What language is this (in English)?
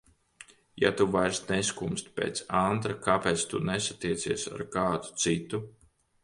Latvian